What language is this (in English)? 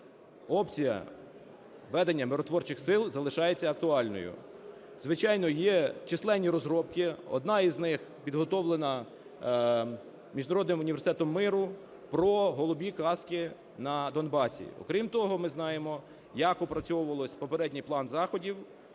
Ukrainian